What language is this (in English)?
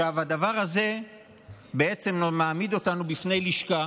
Hebrew